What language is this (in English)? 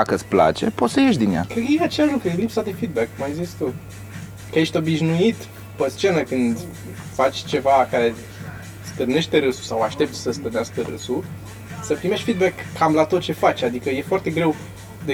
Romanian